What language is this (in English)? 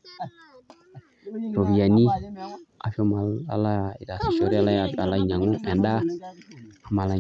Masai